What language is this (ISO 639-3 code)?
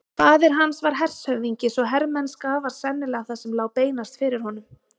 isl